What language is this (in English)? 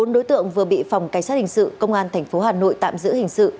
Vietnamese